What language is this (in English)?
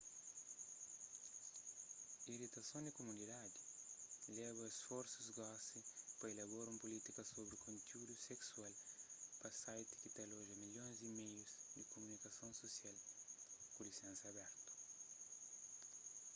Kabuverdianu